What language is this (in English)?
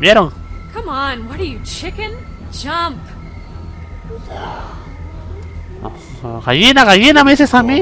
Spanish